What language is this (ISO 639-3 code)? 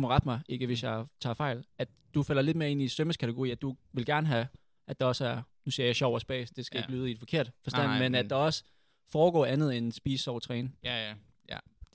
dan